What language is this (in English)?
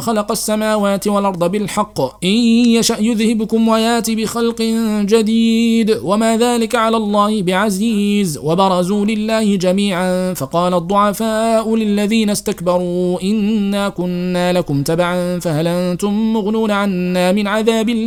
Arabic